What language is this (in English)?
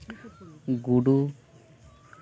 Santali